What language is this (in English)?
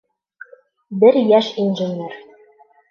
Bashkir